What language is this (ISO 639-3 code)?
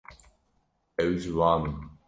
kur